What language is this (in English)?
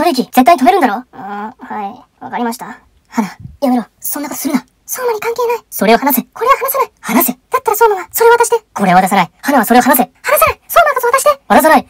Japanese